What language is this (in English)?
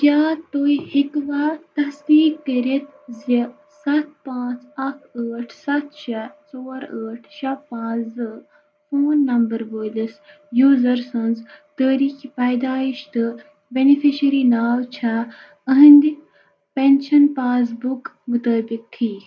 Kashmiri